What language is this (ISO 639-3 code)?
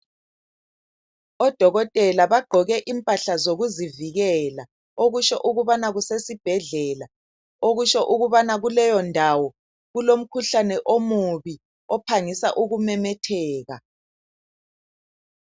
nde